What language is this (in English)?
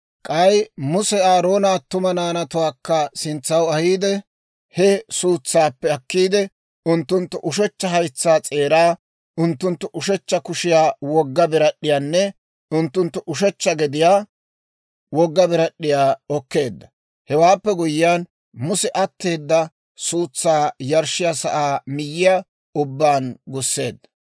Dawro